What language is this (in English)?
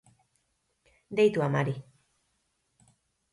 Basque